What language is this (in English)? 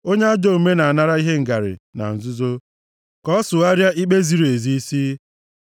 Igbo